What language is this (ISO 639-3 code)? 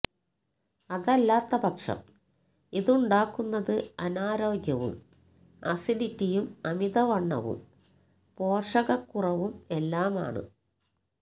mal